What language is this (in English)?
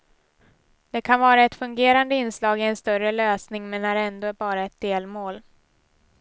Swedish